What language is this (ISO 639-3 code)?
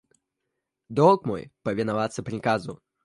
rus